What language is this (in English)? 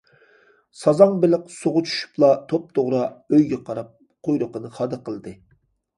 Uyghur